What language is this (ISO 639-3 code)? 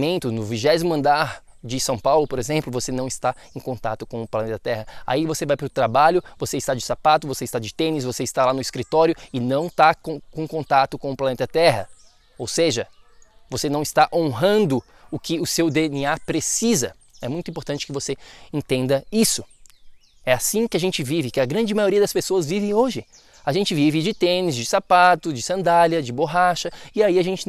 por